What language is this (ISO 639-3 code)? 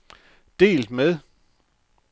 dan